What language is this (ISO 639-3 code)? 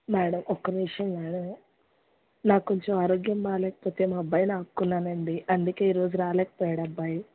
tel